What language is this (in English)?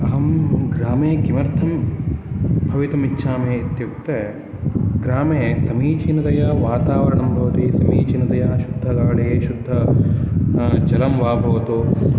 Sanskrit